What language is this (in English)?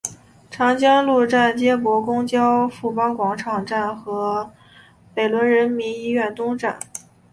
Chinese